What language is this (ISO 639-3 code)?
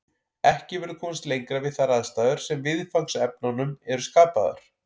isl